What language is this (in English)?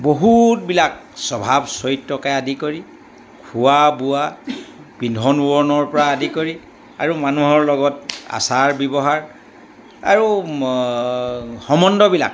Assamese